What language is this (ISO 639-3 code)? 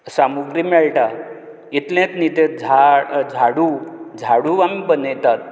kok